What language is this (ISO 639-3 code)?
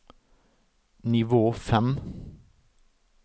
nor